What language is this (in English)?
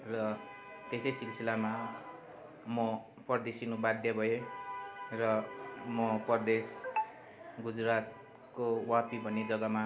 Nepali